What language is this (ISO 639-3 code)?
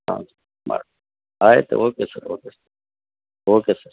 kan